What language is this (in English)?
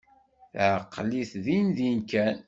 Kabyle